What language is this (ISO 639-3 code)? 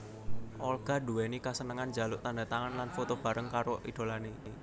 jav